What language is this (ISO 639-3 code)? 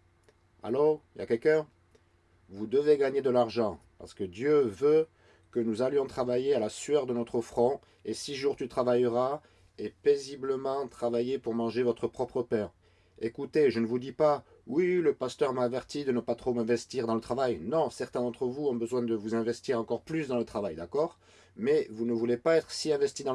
fra